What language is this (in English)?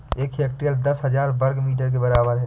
Hindi